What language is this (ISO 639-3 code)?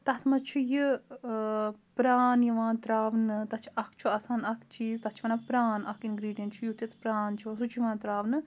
kas